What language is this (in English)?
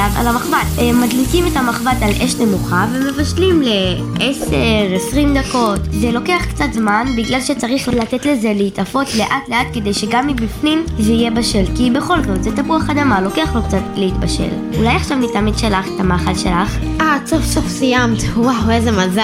Hebrew